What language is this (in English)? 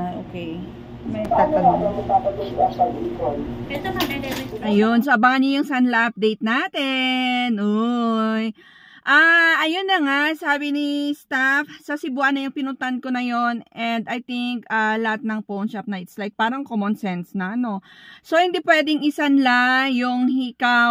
Filipino